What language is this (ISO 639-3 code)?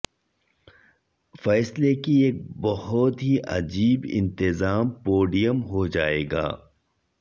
urd